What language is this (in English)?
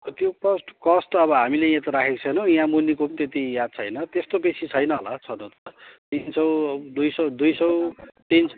Nepali